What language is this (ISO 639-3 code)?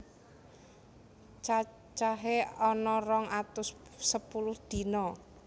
jav